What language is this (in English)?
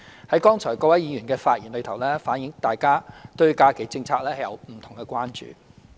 Cantonese